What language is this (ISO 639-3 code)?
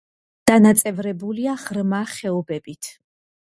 kat